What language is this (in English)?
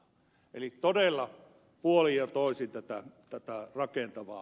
Finnish